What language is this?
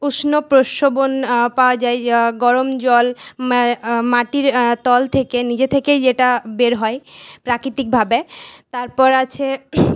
Bangla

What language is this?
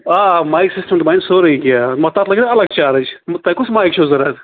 Kashmiri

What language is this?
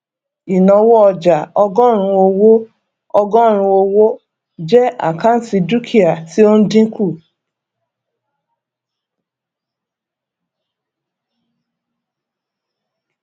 Yoruba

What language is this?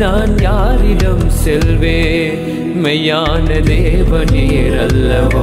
Urdu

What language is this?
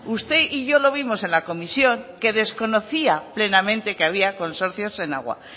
Spanish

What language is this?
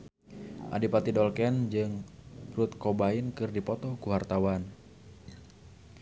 Sundanese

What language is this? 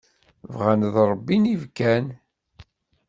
Kabyle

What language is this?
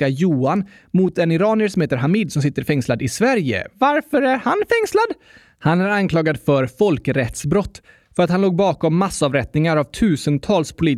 Swedish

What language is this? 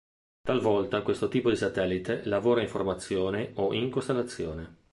Italian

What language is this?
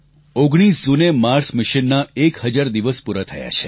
Gujarati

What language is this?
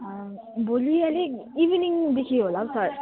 Nepali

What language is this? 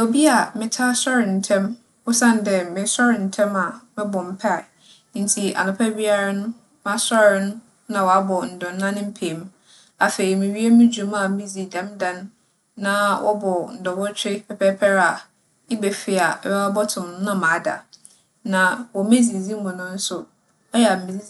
Akan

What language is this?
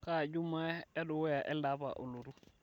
Masai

